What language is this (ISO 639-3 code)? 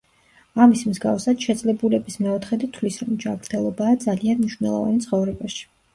kat